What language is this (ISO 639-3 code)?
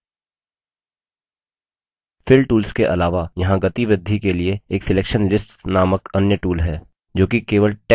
hin